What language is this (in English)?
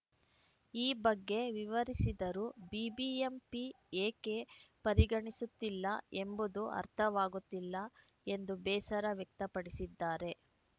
Kannada